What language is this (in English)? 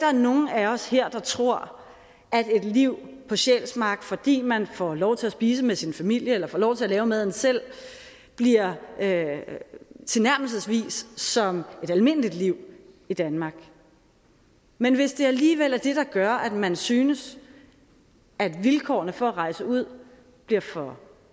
Danish